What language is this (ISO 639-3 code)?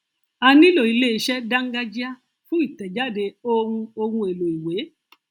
yor